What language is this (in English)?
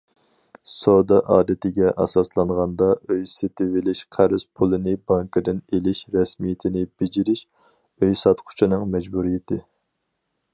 Uyghur